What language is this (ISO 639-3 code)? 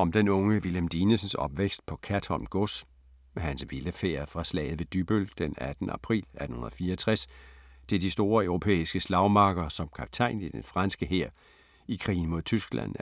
dan